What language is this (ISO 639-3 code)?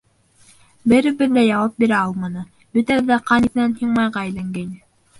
bak